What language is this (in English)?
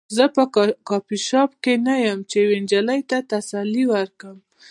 Pashto